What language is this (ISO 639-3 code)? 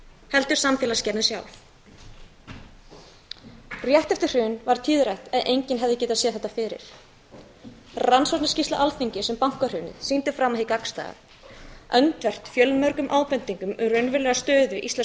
isl